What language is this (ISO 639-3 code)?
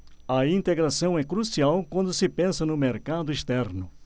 por